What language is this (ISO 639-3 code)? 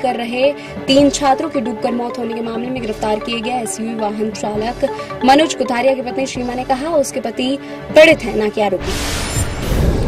hin